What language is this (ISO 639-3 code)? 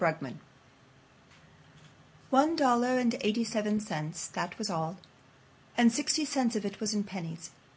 eng